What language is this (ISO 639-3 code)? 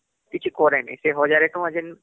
ori